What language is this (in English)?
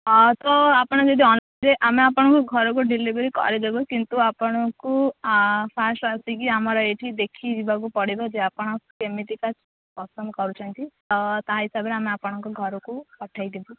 Odia